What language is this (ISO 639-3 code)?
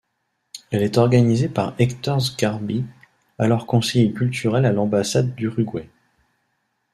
fra